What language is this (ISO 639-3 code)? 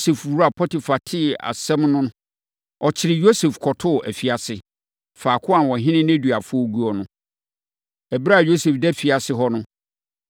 aka